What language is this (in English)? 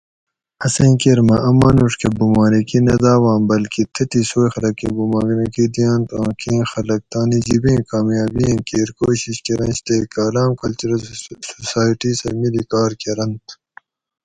Gawri